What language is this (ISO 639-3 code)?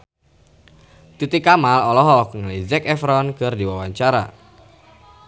sun